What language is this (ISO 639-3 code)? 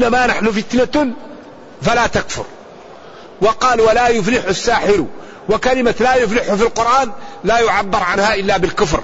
ara